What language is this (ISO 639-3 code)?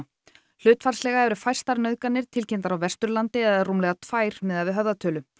isl